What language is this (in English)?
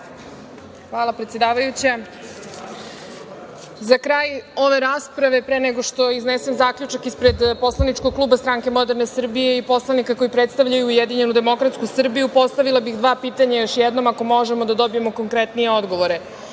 Serbian